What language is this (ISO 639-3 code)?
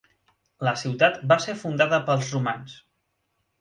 cat